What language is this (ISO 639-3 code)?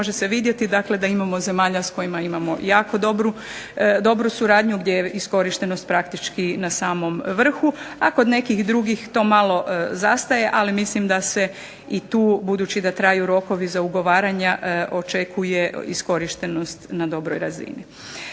hrv